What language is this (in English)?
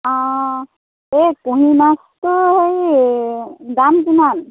Assamese